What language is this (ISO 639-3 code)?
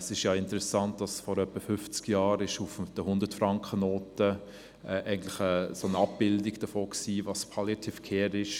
gsw